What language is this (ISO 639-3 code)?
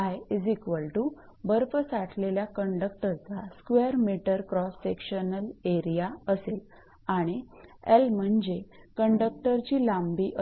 mar